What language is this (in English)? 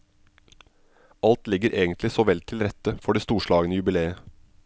Norwegian